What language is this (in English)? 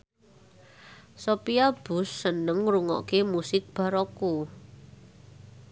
Javanese